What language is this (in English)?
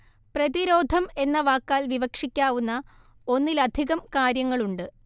Malayalam